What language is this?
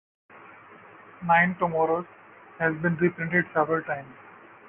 English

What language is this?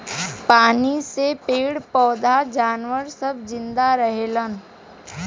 Bhojpuri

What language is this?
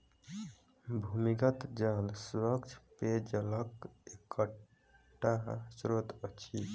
Maithili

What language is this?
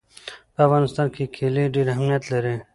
Pashto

